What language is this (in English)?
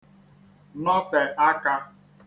Igbo